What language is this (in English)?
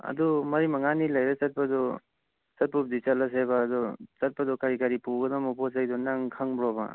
Manipuri